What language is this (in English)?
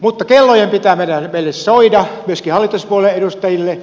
Finnish